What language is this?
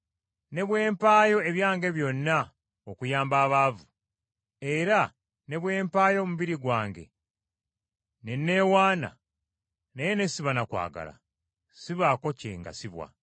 Ganda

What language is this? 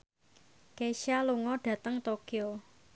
Javanese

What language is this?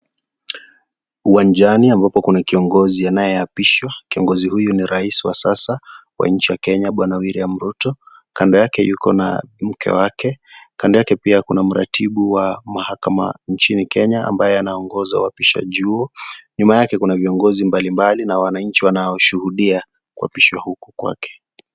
Swahili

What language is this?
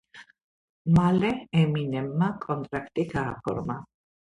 Georgian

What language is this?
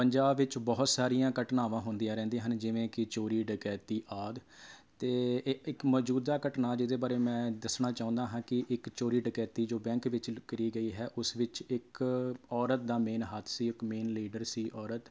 Punjabi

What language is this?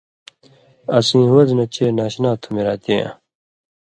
Indus Kohistani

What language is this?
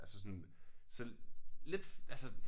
Danish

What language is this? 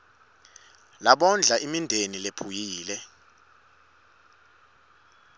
Swati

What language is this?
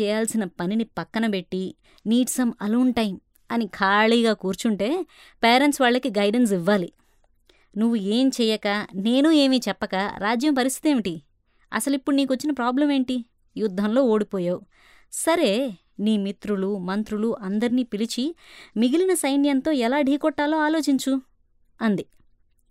Telugu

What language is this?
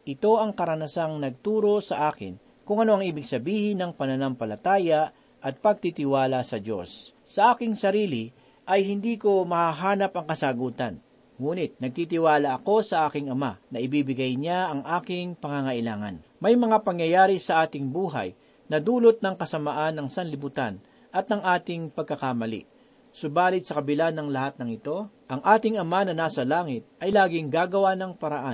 Filipino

